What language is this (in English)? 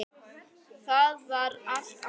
Icelandic